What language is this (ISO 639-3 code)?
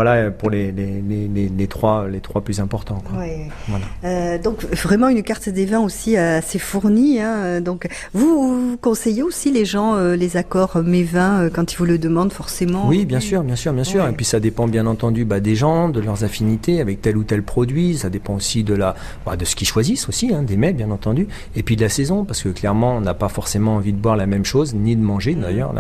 fra